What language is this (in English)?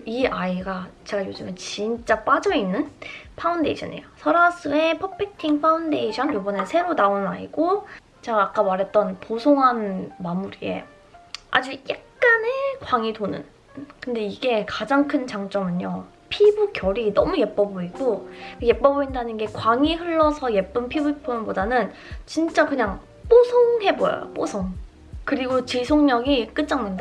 Korean